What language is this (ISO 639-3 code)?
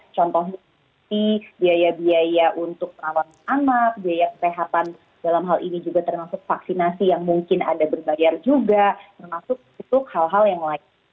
ind